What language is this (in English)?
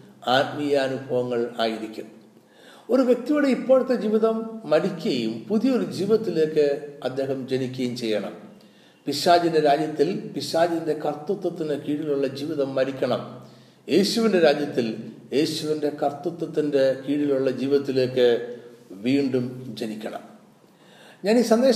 Malayalam